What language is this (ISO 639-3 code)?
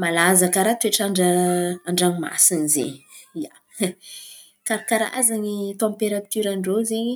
xmv